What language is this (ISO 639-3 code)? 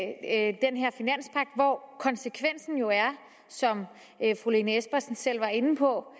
dan